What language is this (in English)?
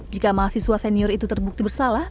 Indonesian